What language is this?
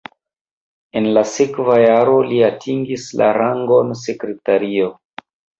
Esperanto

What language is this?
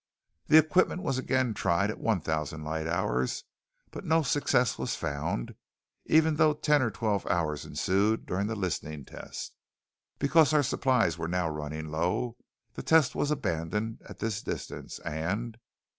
English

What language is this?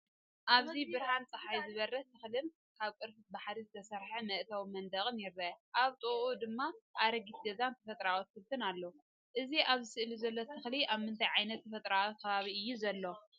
Tigrinya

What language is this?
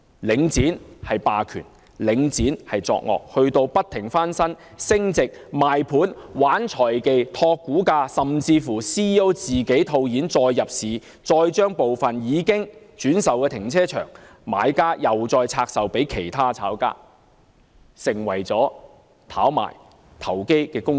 Cantonese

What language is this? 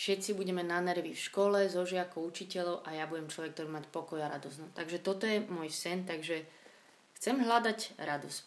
Slovak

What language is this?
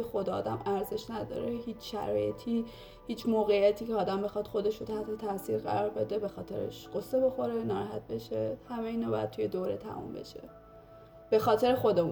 Persian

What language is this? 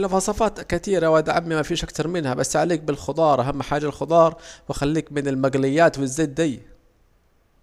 Saidi Arabic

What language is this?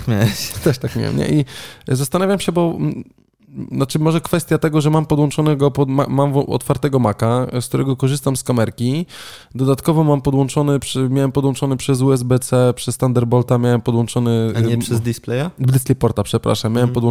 Polish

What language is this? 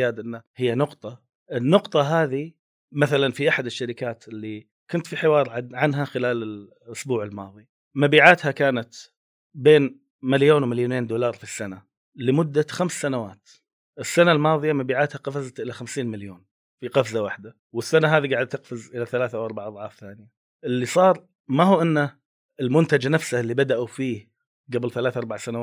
Arabic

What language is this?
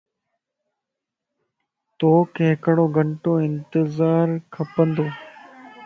Lasi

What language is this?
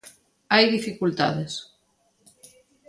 Galician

